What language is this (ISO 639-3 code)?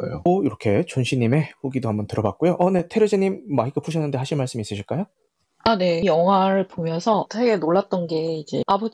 kor